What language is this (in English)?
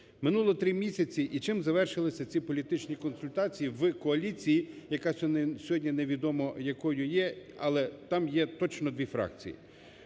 Ukrainian